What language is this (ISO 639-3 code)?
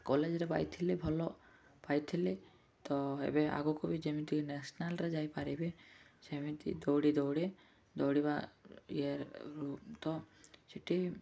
ori